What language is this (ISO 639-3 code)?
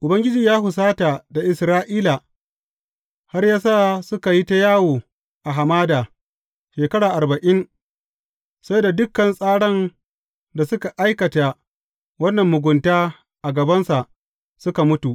hau